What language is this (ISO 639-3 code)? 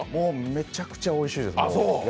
jpn